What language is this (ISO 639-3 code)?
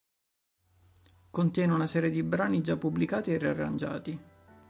ita